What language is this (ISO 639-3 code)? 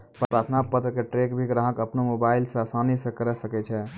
mai